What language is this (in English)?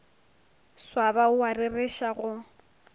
Northern Sotho